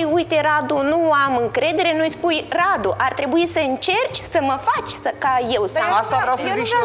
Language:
Romanian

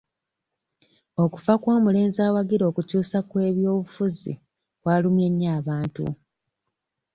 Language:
Ganda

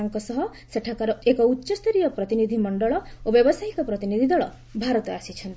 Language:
Odia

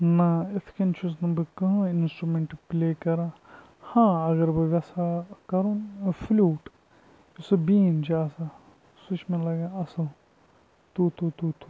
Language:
Kashmiri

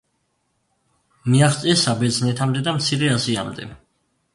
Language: Georgian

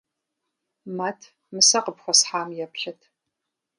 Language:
Kabardian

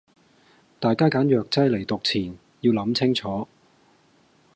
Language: Cantonese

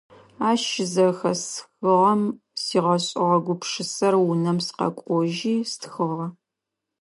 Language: Adyghe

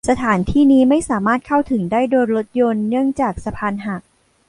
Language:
Thai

